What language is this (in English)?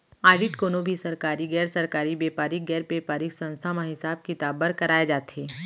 Chhattisgarhi